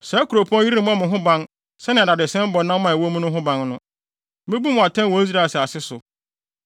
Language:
Akan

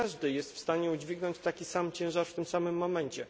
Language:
Polish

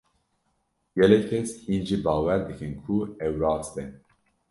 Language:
Kurdish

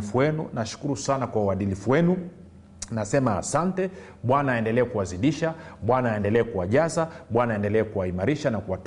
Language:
Swahili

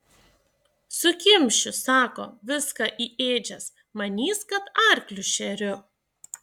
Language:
Lithuanian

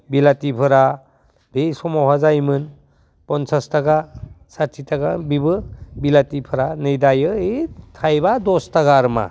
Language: Bodo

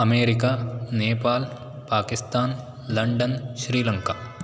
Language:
Sanskrit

